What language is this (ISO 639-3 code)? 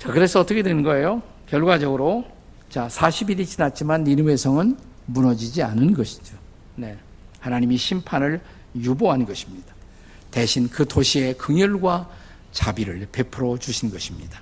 kor